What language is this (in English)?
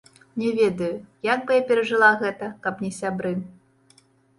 Belarusian